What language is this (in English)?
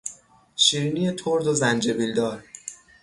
Persian